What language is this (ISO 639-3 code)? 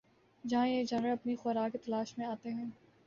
urd